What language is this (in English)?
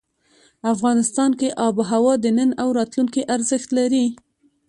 Pashto